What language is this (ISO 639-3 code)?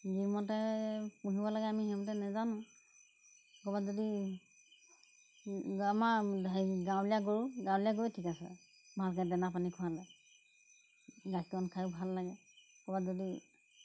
asm